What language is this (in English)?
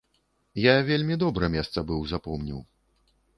Belarusian